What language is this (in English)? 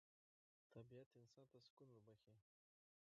Pashto